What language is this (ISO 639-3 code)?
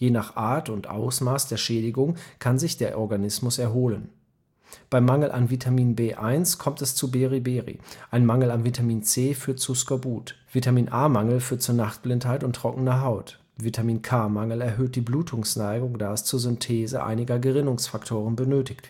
deu